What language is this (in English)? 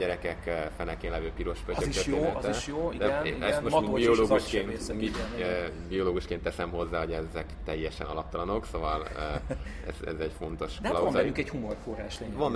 Hungarian